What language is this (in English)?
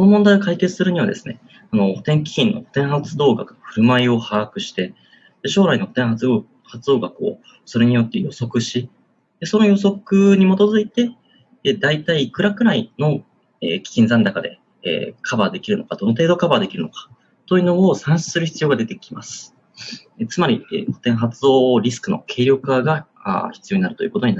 Japanese